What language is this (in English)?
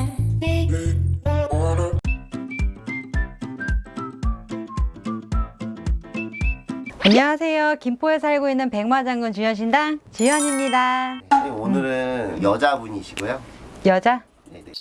Korean